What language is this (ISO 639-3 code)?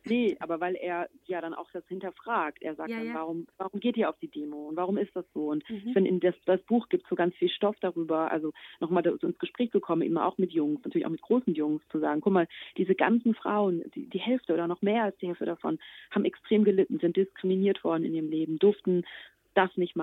deu